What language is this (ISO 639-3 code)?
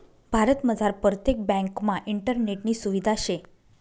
mar